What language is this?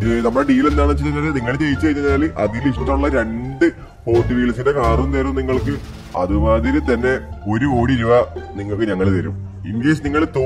Malayalam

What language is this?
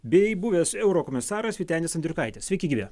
Lithuanian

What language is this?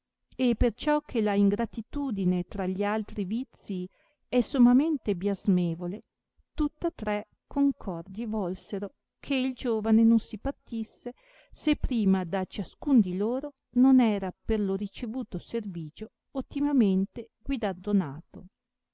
Italian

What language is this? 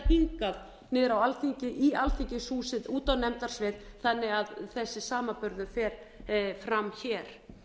Icelandic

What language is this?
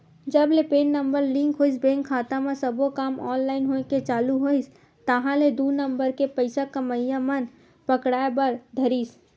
Chhattisgarhi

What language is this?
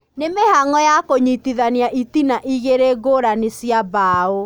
Kikuyu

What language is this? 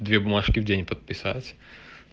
Russian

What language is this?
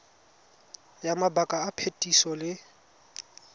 Tswana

